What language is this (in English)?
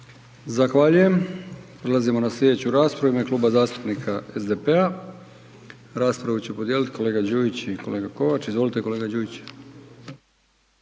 Croatian